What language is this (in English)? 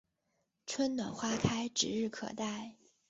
Chinese